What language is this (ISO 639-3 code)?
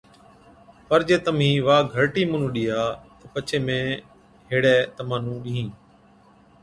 odk